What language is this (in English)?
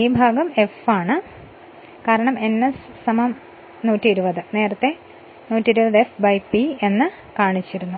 Malayalam